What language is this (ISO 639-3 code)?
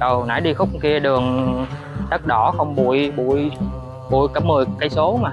vie